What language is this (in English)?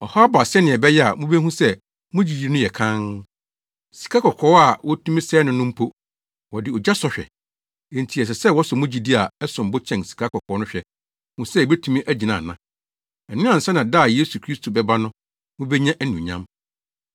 Akan